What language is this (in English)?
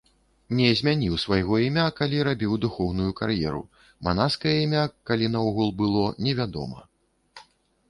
Belarusian